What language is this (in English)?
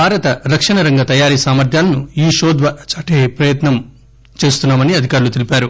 Telugu